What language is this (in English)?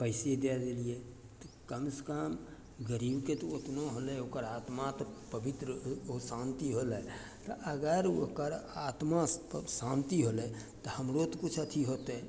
Maithili